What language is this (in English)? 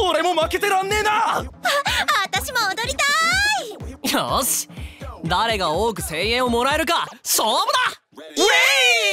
Japanese